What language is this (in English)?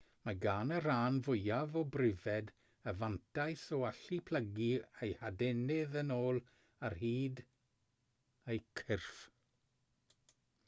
Welsh